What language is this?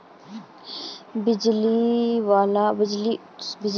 Magahi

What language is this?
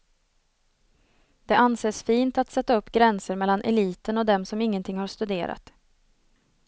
Swedish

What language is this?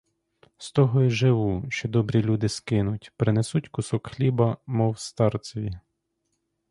Ukrainian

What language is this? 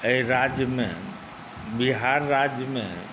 Maithili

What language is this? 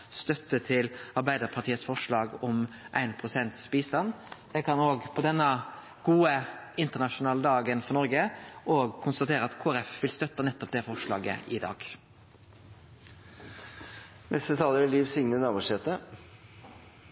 Norwegian Nynorsk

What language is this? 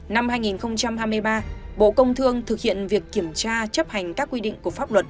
Vietnamese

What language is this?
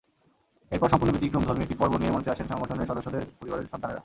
Bangla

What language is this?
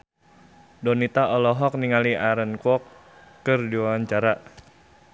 Sundanese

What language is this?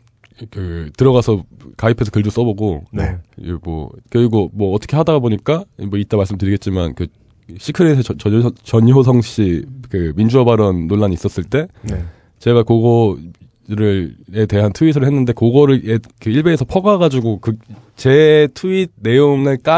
Korean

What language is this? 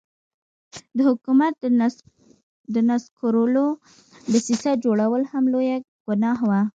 Pashto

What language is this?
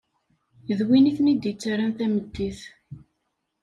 Kabyle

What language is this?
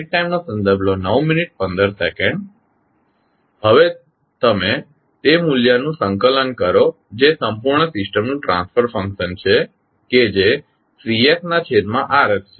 Gujarati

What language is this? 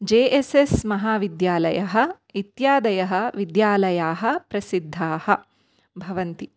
Sanskrit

